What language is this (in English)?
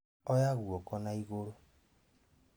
Kikuyu